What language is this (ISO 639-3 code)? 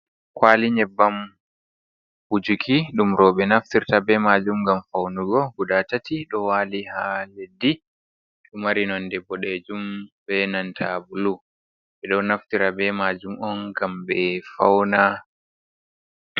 ful